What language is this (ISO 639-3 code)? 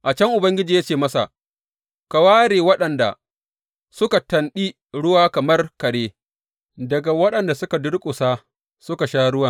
hau